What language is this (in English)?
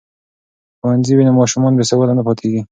Pashto